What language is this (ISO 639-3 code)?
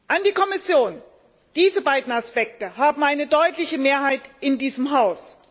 deu